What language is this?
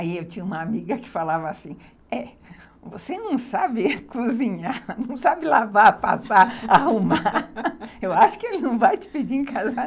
Portuguese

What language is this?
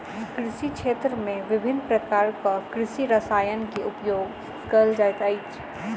Maithili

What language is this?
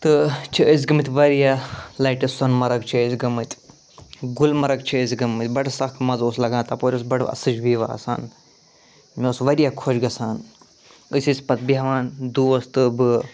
Kashmiri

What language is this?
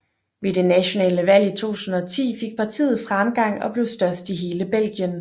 Danish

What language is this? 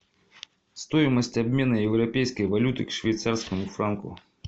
Russian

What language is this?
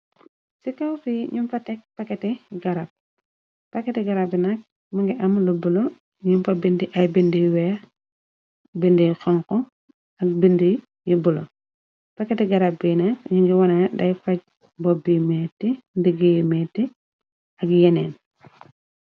Wolof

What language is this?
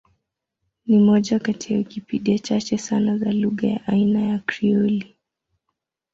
Swahili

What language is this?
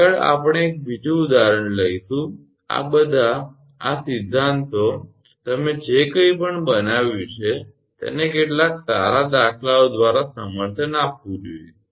Gujarati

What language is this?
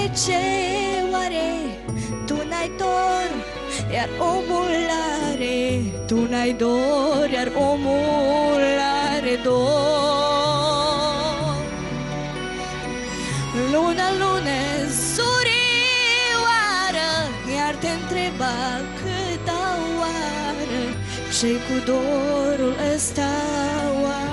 Romanian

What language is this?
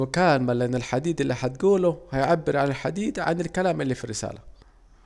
Saidi Arabic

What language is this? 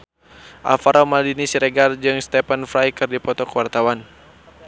Sundanese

